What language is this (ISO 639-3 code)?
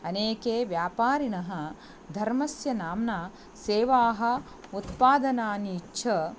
san